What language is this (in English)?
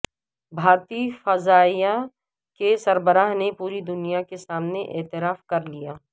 Urdu